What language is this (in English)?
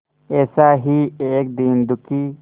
Hindi